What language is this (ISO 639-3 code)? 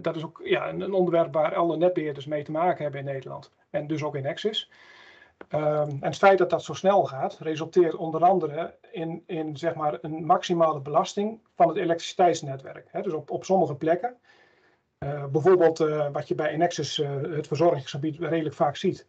nld